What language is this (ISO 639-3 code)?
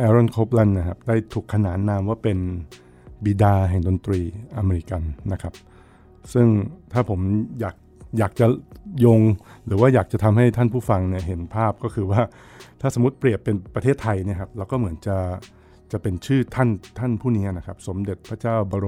tha